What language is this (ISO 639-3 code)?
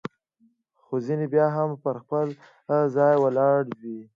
pus